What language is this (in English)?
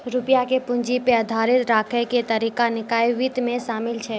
Maithili